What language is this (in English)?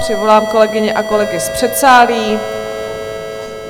Czech